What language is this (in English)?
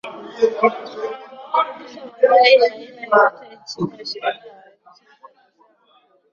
Swahili